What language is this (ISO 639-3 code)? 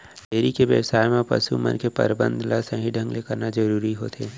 hne